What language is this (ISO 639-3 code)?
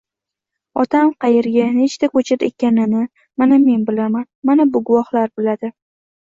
uzb